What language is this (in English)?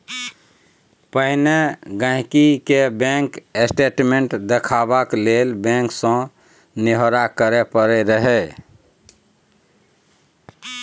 Maithili